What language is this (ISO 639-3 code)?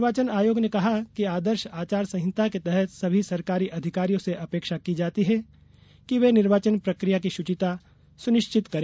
hin